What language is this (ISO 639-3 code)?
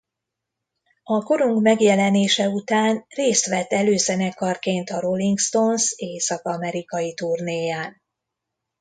hun